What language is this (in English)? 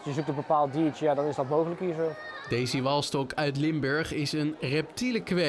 Dutch